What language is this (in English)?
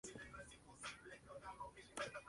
Spanish